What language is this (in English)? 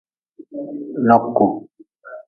Nawdm